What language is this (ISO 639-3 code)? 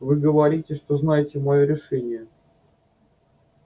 rus